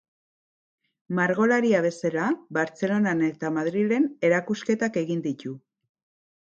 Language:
Basque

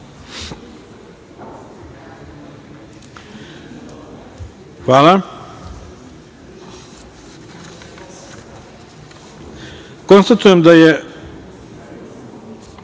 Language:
Serbian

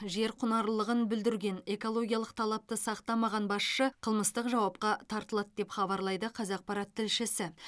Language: Kazakh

